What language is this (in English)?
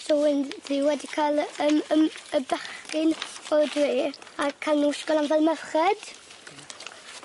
Welsh